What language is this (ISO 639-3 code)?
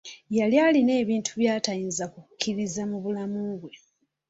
lug